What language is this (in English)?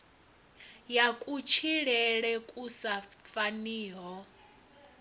Venda